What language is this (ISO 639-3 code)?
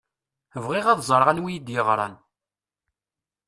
kab